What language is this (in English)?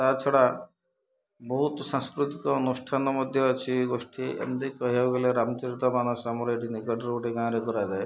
Odia